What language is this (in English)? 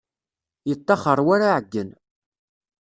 Kabyle